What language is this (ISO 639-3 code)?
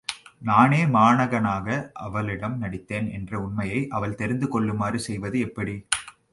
tam